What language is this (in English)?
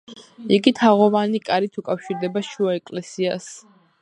Georgian